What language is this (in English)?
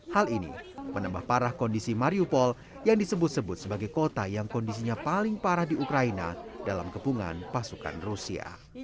Indonesian